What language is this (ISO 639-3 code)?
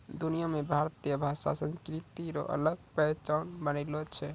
mai